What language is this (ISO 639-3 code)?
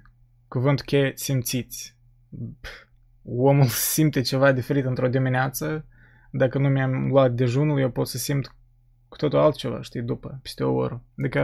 ron